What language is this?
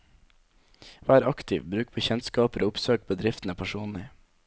Norwegian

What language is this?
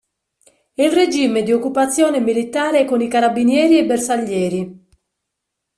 Italian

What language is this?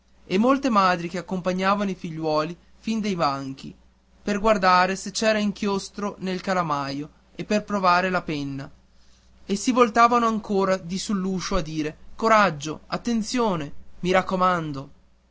Italian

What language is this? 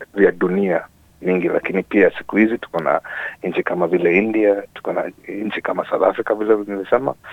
Swahili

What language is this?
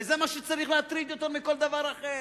Hebrew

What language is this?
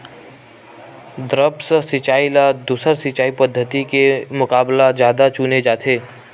Chhattisgarhi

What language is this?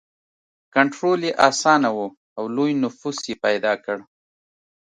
Pashto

